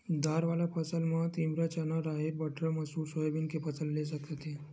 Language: Chhattisgarhi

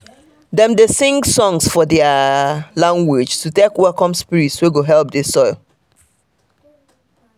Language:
Nigerian Pidgin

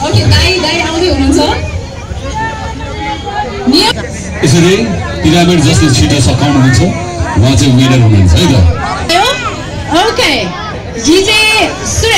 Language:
Hindi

